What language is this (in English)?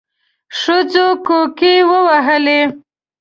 Pashto